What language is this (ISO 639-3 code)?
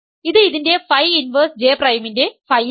mal